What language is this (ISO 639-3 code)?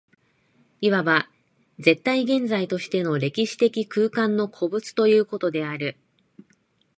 jpn